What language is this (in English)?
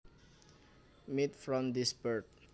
Javanese